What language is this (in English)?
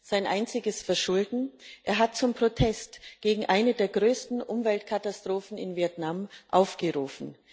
German